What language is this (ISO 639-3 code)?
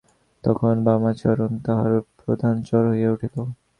ben